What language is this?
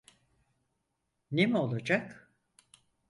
Turkish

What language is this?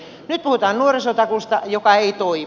Finnish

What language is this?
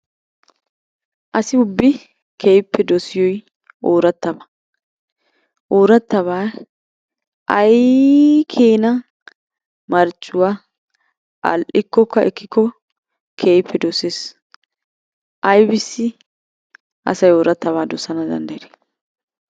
Wolaytta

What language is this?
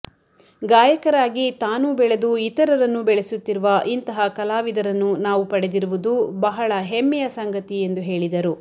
Kannada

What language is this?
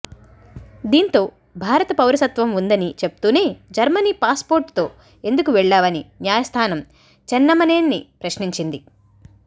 Telugu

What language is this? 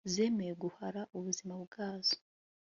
Kinyarwanda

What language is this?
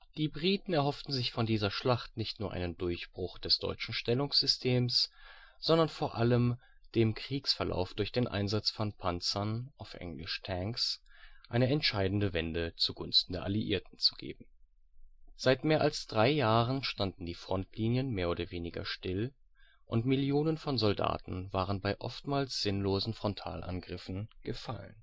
German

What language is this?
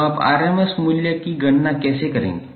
Hindi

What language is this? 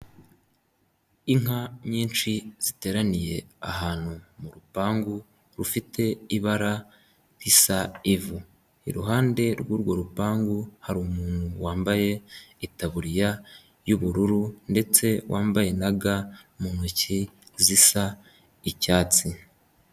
Kinyarwanda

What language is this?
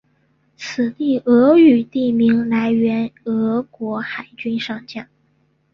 Chinese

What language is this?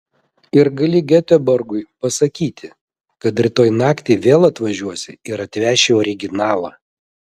Lithuanian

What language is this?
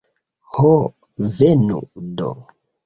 Esperanto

